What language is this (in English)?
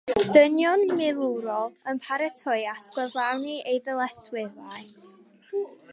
Welsh